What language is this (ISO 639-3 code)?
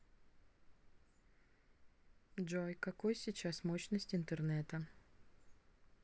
rus